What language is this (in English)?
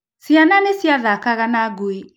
Kikuyu